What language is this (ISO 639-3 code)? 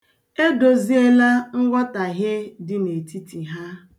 ibo